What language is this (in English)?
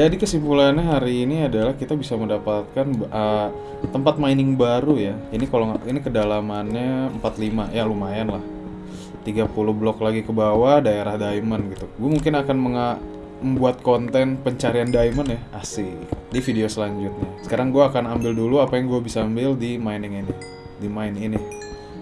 Indonesian